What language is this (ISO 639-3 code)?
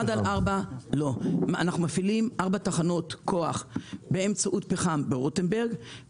heb